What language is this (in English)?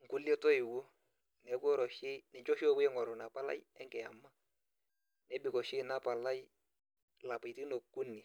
Masai